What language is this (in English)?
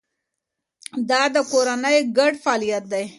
Pashto